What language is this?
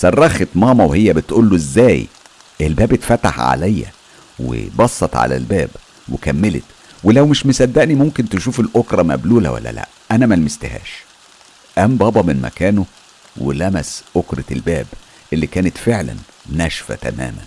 Arabic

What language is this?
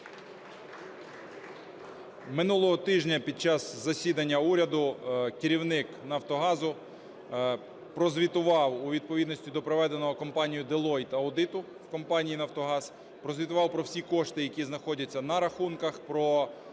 Ukrainian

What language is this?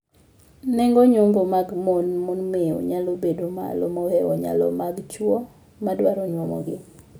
Luo (Kenya and Tanzania)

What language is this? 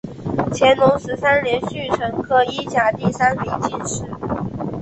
Chinese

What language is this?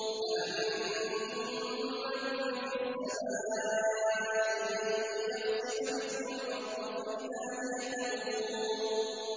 Arabic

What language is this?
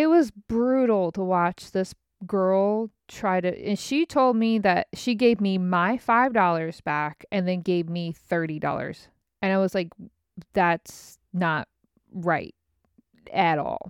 English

